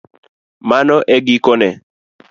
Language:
Luo (Kenya and Tanzania)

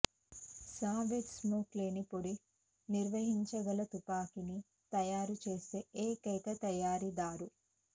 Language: Telugu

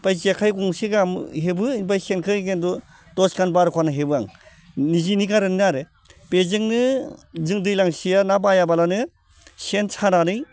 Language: Bodo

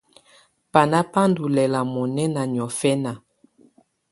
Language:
Tunen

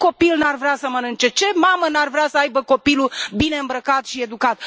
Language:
Romanian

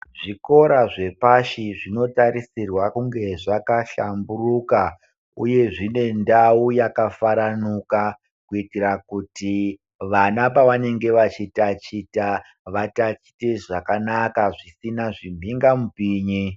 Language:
Ndau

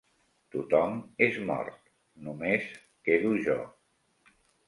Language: Catalan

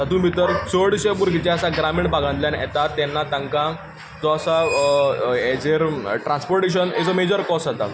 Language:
Konkani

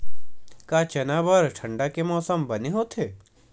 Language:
Chhattisgarhi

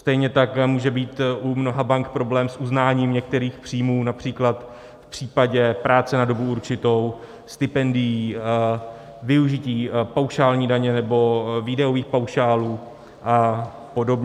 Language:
Czech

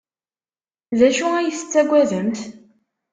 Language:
Kabyle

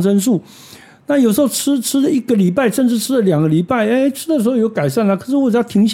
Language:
Chinese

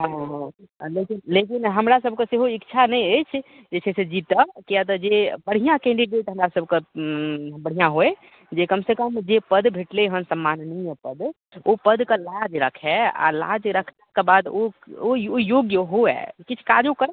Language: Maithili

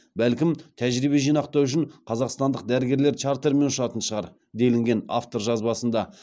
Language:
Kazakh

